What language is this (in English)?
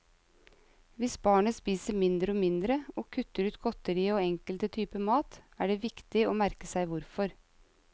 Norwegian